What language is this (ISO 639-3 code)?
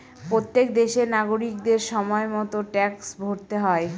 ben